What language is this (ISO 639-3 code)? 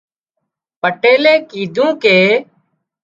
kxp